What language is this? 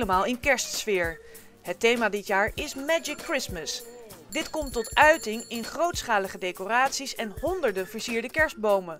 Dutch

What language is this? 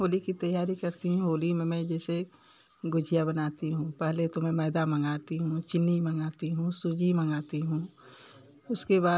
Hindi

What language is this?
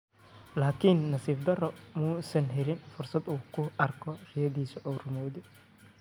Somali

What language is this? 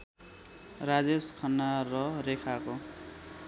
Nepali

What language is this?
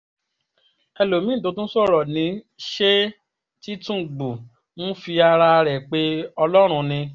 Yoruba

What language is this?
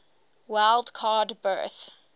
English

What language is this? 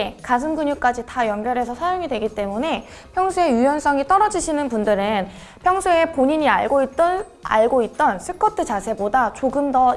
Korean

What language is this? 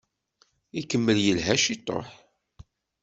Kabyle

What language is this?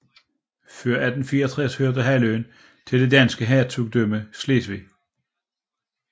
Danish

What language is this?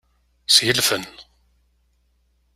Kabyle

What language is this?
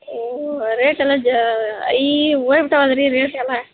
Kannada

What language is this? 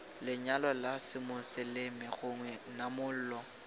Tswana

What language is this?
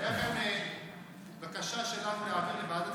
Hebrew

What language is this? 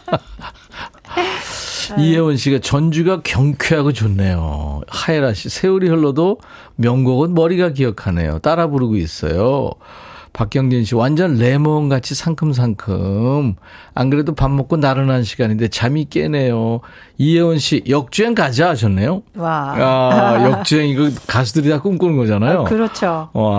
Korean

